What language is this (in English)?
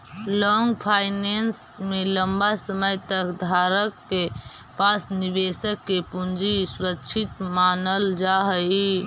Magahi